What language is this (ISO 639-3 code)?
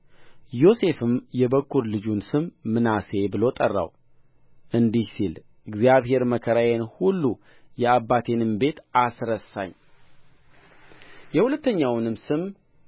amh